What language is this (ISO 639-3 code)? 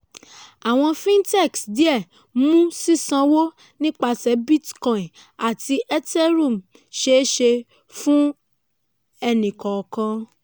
yor